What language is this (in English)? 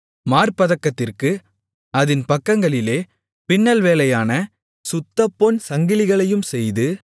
Tamil